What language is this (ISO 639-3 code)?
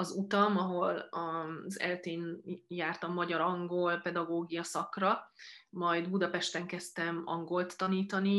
hun